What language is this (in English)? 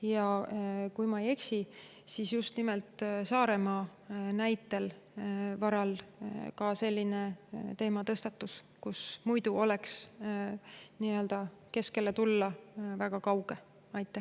Estonian